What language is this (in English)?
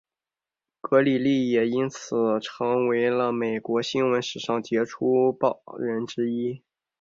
Chinese